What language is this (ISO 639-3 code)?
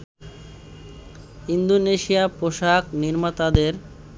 ben